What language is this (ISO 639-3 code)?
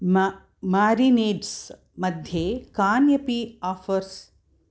san